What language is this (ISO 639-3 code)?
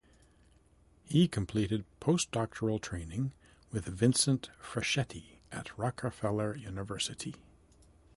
eng